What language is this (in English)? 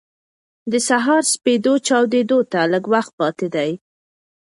Pashto